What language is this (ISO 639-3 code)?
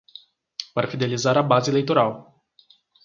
por